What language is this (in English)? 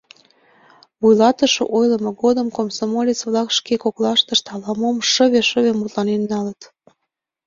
Mari